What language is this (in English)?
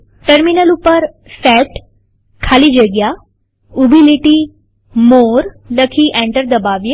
Gujarati